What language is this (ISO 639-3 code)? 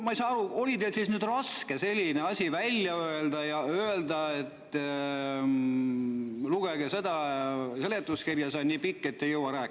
est